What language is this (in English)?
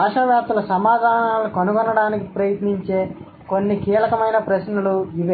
Telugu